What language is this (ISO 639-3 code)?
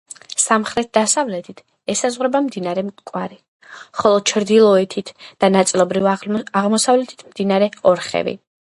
kat